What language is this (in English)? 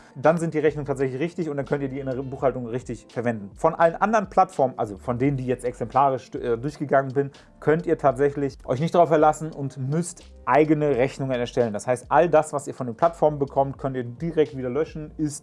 German